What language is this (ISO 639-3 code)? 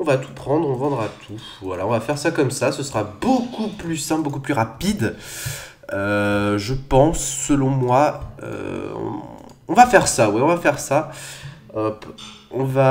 fra